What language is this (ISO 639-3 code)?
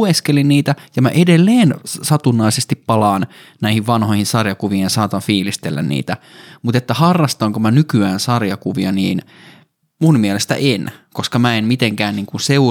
fin